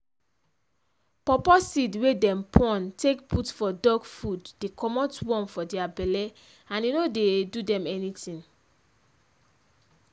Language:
Nigerian Pidgin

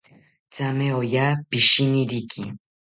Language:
South Ucayali Ashéninka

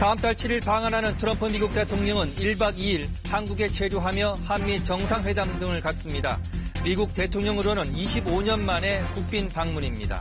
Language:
Korean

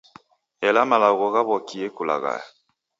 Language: Taita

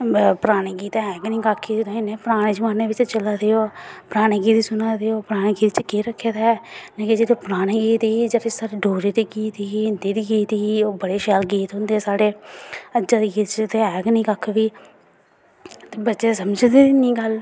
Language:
Dogri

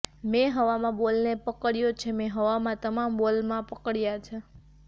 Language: Gujarati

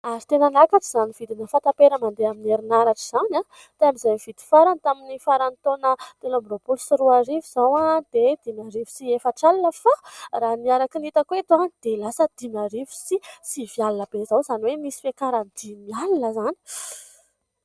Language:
Malagasy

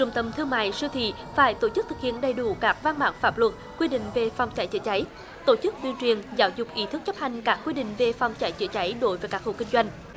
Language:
Vietnamese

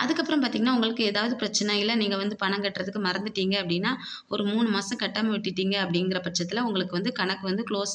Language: Romanian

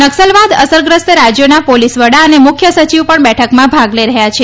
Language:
Gujarati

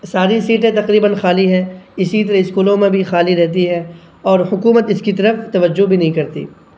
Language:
Urdu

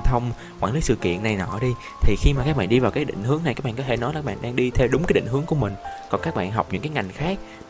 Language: Vietnamese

